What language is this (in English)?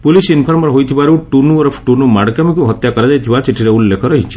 Odia